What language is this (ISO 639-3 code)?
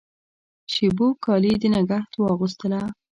pus